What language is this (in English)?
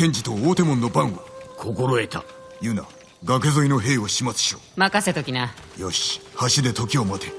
Japanese